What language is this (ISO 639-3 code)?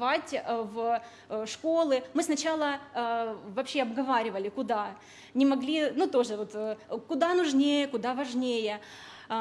rus